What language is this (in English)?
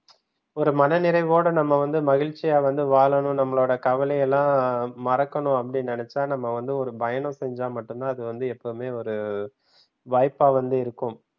Tamil